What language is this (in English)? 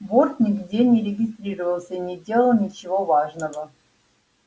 Russian